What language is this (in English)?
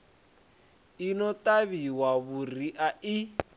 Venda